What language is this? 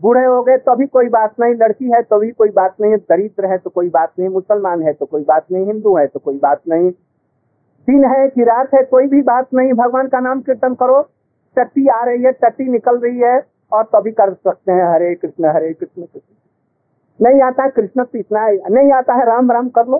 Hindi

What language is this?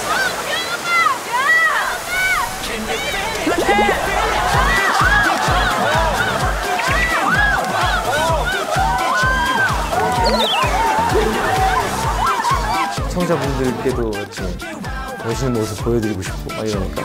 Korean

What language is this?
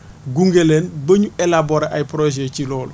Wolof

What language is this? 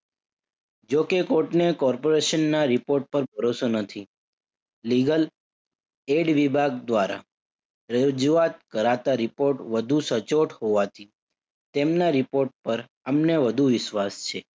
Gujarati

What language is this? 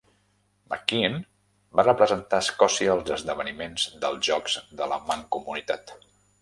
Catalan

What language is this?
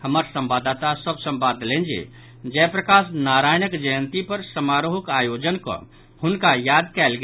Maithili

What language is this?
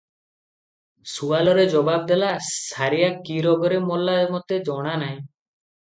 Odia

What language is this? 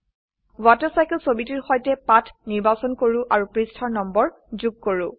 Assamese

